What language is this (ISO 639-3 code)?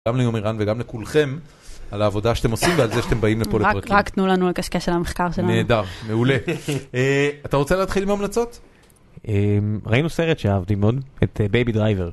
heb